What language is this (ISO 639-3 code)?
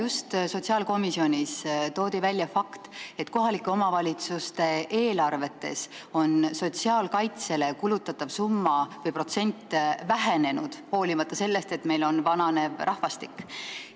est